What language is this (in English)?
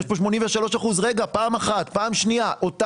Hebrew